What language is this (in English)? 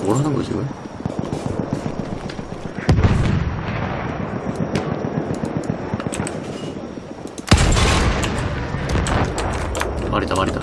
Korean